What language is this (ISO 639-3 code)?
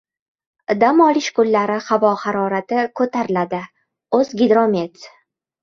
uzb